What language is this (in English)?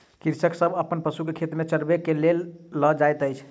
Maithili